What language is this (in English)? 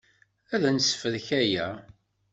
Kabyle